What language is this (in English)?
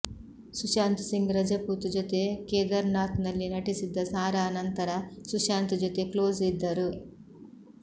Kannada